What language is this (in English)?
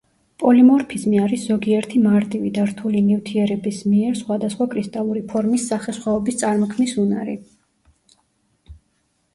Georgian